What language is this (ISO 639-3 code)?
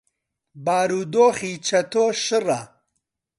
ckb